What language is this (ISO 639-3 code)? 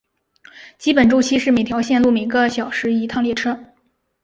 zho